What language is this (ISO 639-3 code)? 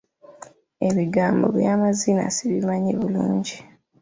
lug